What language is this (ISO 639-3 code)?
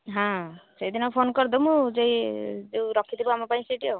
ori